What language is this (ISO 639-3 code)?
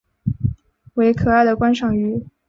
zho